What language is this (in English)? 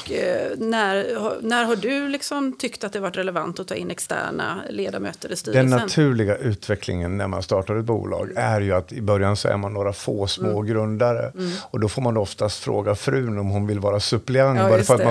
Swedish